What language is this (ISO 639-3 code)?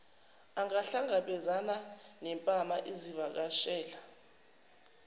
zul